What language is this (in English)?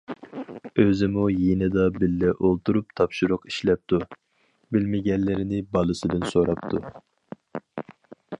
Uyghur